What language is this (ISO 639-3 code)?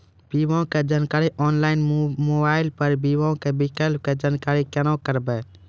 mai